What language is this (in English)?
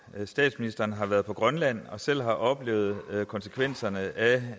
Danish